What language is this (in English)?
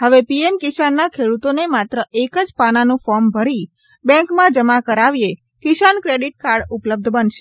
Gujarati